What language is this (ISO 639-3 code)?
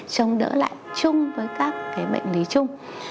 vie